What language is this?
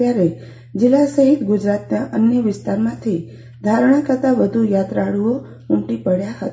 Gujarati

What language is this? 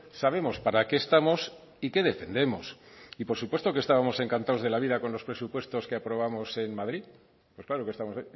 Spanish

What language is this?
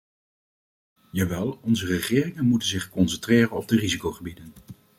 Dutch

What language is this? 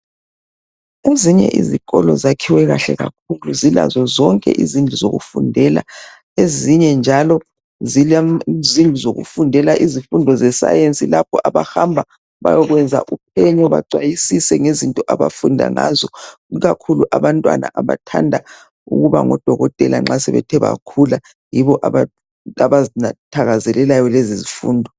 North Ndebele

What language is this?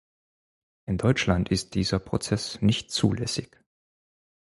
German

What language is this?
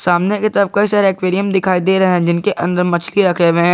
Hindi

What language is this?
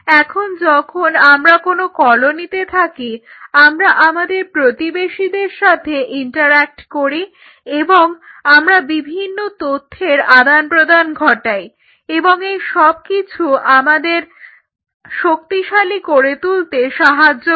Bangla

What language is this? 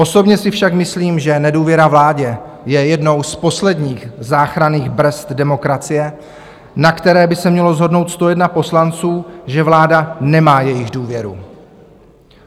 Czech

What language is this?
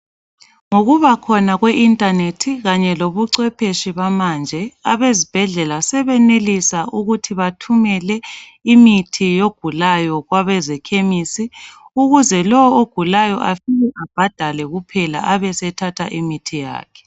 North Ndebele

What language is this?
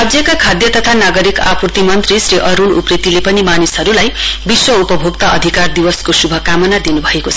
Nepali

